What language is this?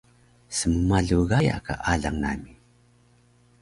Taroko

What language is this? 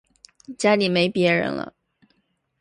Chinese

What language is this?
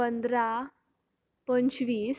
Konkani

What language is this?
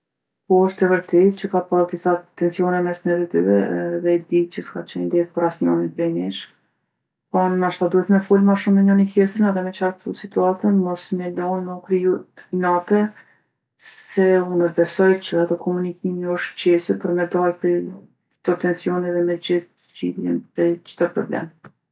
Gheg Albanian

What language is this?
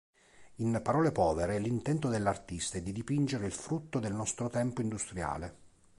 Italian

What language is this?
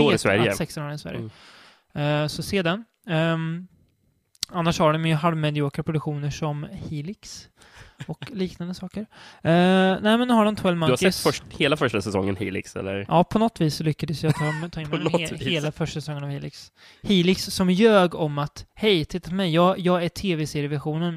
Swedish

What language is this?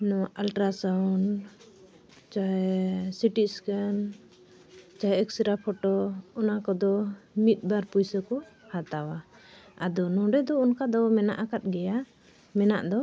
Santali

